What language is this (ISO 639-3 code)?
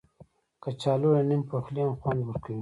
pus